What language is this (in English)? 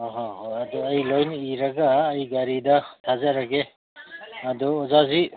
Manipuri